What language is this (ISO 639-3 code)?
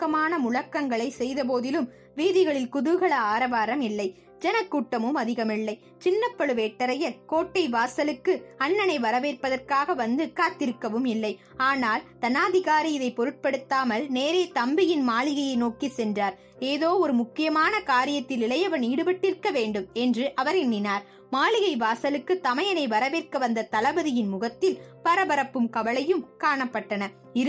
tam